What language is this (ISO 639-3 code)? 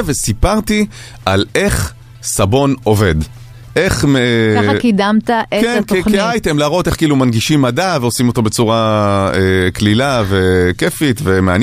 heb